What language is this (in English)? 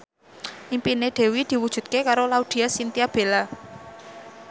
Javanese